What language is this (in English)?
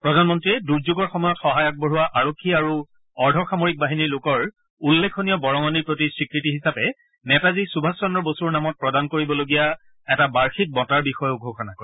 Assamese